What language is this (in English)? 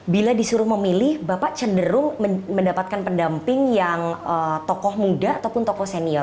Indonesian